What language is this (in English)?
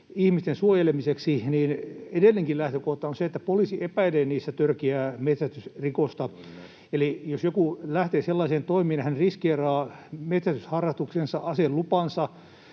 Finnish